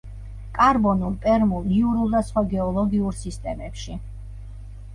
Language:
Georgian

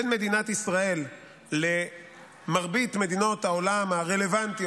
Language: Hebrew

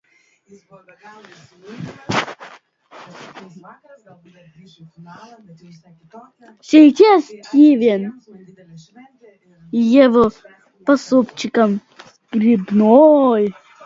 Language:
Russian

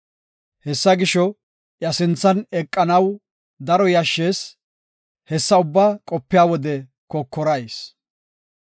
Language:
Gofa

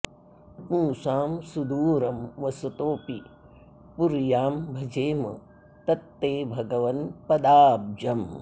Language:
Sanskrit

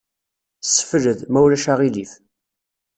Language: Kabyle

